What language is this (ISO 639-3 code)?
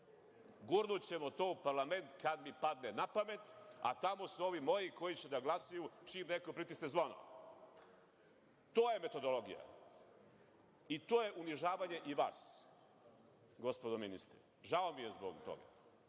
srp